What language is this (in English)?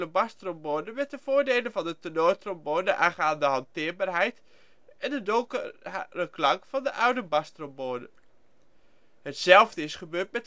Dutch